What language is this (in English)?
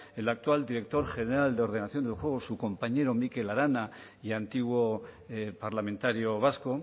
Spanish